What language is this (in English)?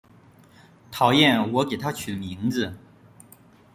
Chinese